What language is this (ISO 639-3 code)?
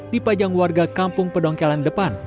ind